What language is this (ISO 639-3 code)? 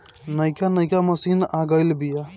bho